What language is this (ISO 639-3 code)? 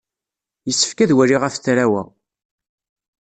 kab